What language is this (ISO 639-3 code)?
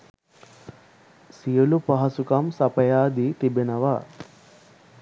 sin